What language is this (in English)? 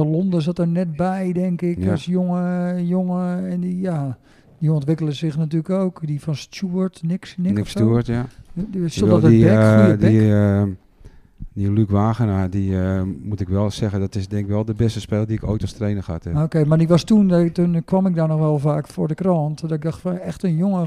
Dutch